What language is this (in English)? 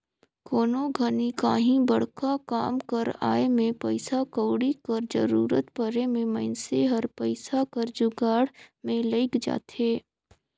Chhattisgarhi